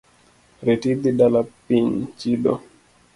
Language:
Luo (Kenya and Tanzania)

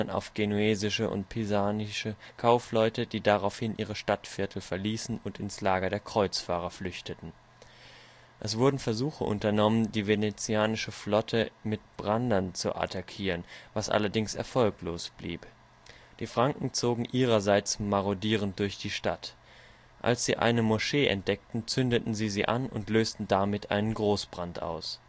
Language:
German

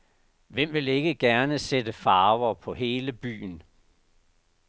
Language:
Danish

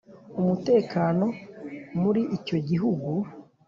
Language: Kinyarwanda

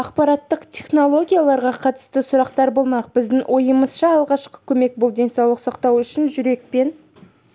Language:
Kazakh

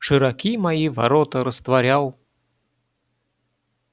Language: Russian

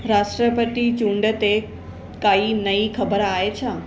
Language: Sindhi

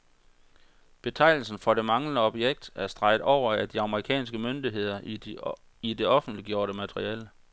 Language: Danish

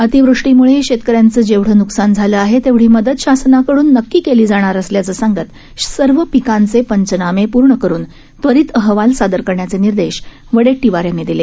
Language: Marathi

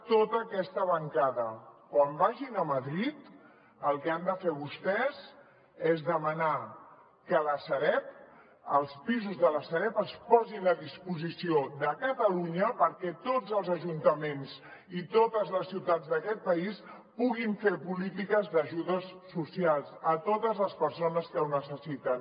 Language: Catalan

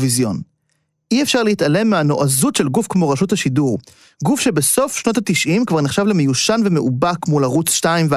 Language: Hebrew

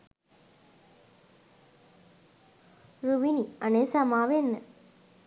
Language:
Sinhala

